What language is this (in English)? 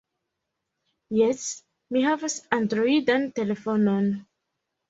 Esperanto